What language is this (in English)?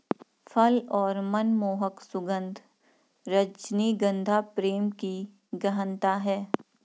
Hindi